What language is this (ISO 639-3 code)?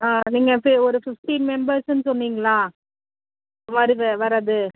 tam